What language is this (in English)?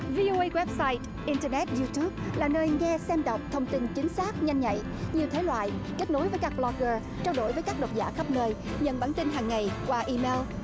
Vietnamese